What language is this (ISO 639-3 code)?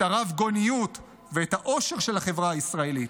heb